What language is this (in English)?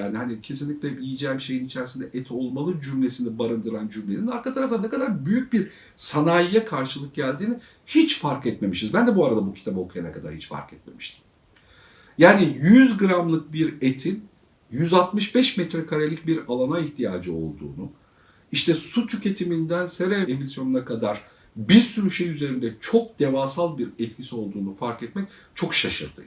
Turkish